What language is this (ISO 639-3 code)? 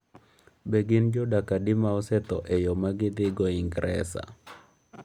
luo